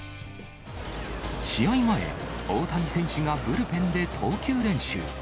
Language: Japanese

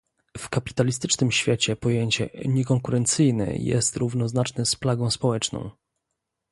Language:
Polish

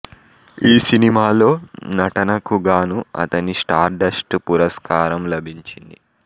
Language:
Telugu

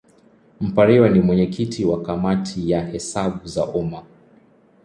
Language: Swahili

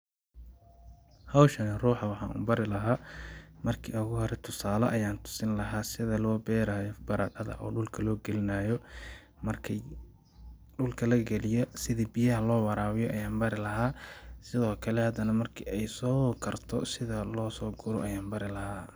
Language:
Somali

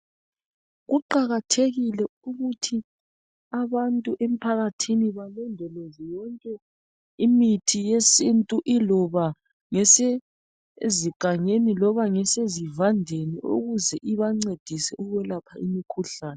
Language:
North Ndebele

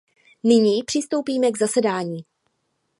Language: Czech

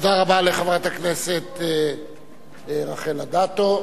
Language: Hebrew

